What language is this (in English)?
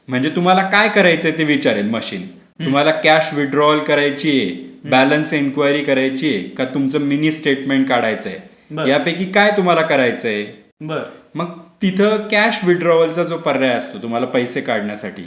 Marathi